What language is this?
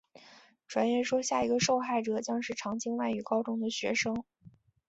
Chinese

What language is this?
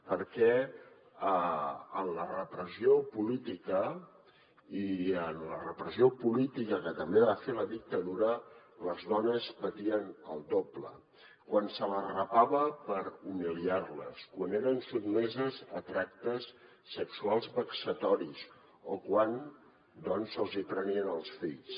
Catalan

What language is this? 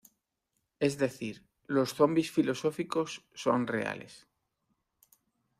Spanish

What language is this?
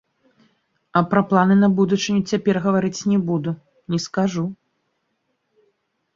Belarusian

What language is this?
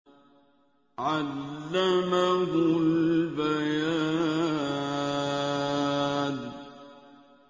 Arabic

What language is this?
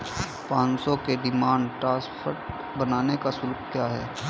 Hindi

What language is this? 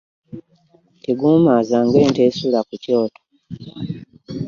Ganda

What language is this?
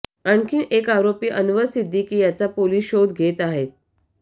Marathi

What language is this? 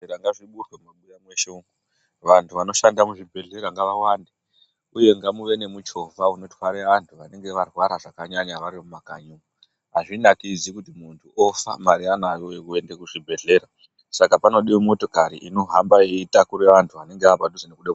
Ndau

